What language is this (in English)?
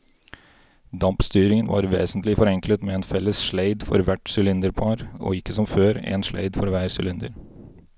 Norwegian